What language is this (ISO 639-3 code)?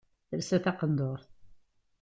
kab